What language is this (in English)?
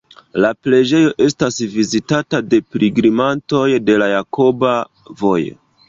Esperanto